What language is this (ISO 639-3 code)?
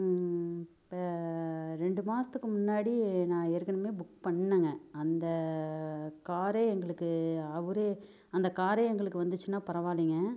tam